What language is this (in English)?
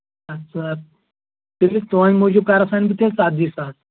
Kashmiri